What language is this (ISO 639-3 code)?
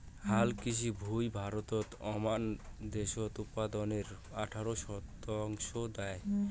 ben